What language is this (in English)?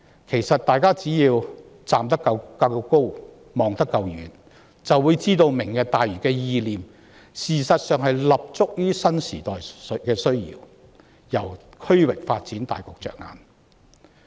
Cantonese